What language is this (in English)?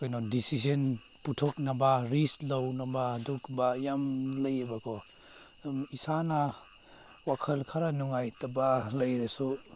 Manipuri